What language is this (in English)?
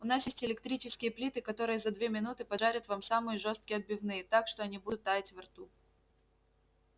Russian